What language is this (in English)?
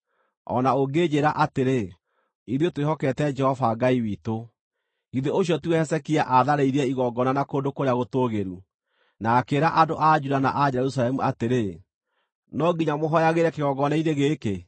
Kikuyu